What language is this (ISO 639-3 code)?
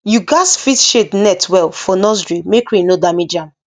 pcm